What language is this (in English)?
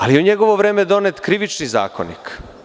Serbian